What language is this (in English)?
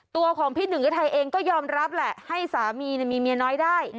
Thai